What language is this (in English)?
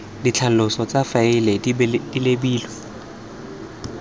Tswana